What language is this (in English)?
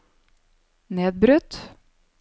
Norwegian